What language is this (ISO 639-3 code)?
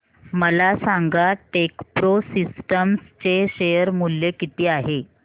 mar